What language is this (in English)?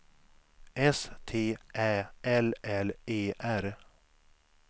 Swedish